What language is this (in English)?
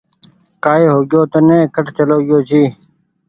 Goaria